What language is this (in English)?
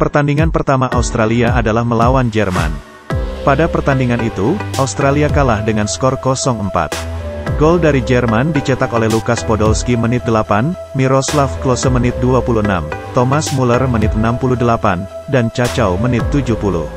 Indonesian